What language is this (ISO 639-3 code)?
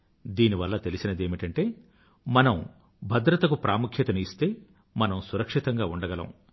tel